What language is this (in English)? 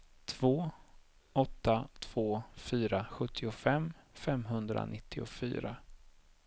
Swedish